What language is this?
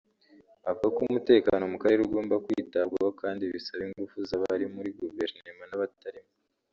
Kinyarwanda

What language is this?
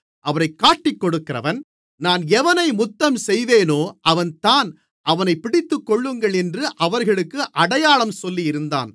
Tamil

